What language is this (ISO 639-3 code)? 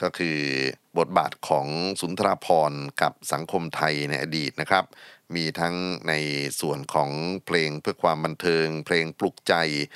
tha